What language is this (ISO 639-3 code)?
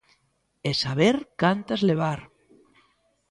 glg